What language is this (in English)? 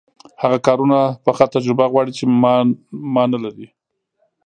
Pashto